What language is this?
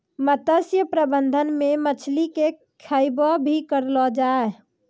Maithili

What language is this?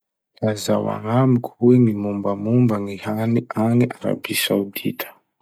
Masikoro Malagasy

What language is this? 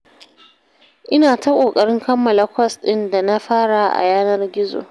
Hausa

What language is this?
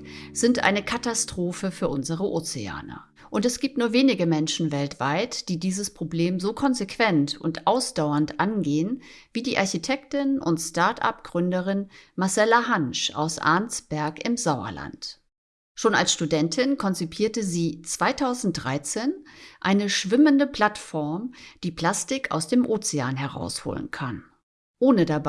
German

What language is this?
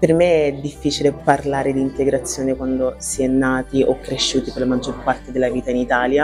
Italian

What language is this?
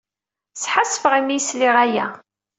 Kabyle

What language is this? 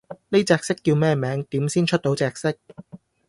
Cantonese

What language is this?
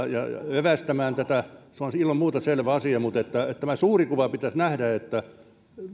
Finnish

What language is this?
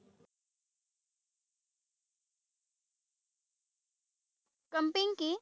Assamese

